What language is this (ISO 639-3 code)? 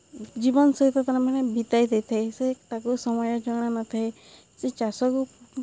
ori